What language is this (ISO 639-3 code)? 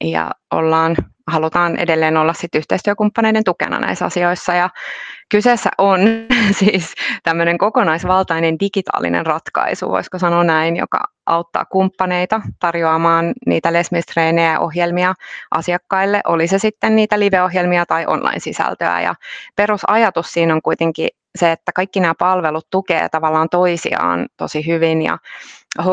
fin